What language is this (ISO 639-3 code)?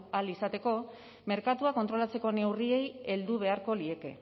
eus